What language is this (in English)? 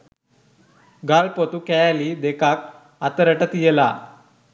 Sinhala